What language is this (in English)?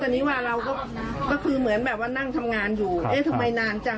Thai